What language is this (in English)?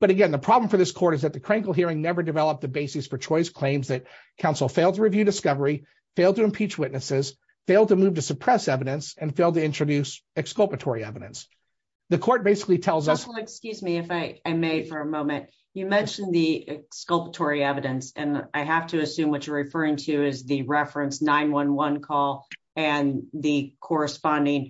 English